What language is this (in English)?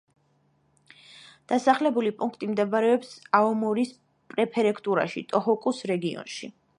Georgian